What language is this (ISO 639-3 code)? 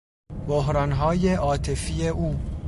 fas